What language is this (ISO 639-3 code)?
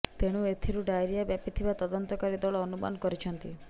ori